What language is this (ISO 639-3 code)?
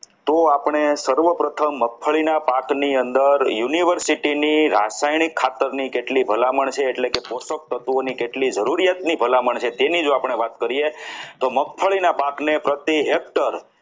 guj